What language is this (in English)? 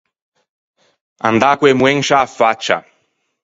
Ligurian